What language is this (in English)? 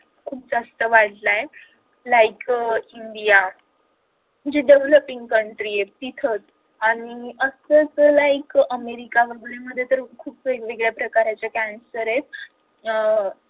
Marathi